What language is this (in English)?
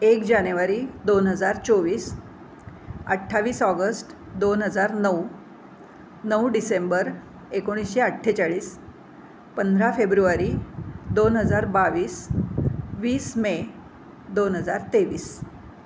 Marathi